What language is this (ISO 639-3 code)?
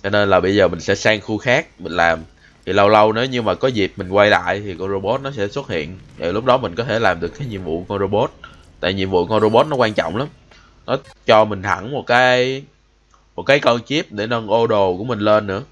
vie